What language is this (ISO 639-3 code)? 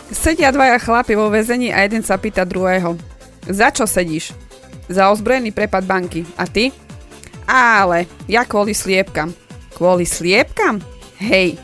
slk